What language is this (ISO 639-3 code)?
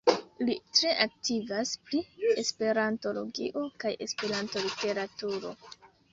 epo